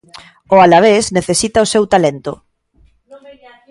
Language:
Galician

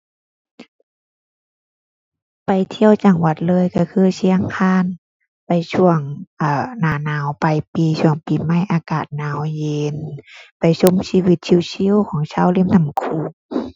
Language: Thai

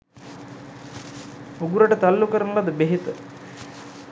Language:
Sinhala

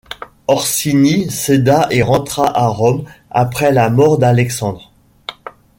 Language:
French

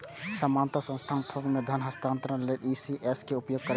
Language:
Maithili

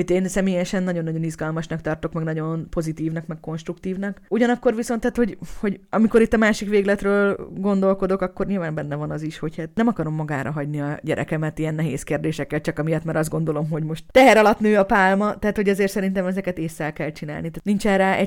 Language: Hungarian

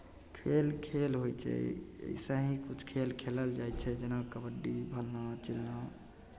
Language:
Maithili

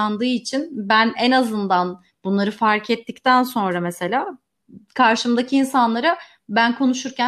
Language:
Turkish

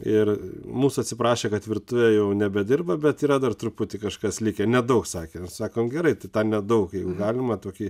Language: Lithuanian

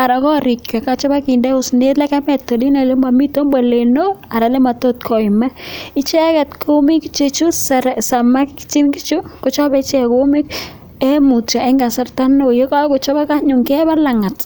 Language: Kalenjin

